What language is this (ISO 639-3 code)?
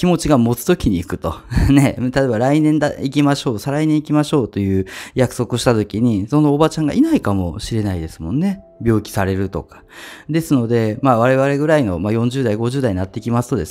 jpn